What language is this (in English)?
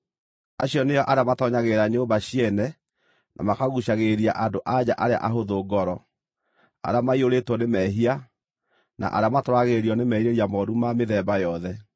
Kikuyu